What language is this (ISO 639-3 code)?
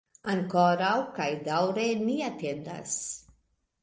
epo